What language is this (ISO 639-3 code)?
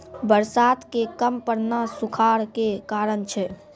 mai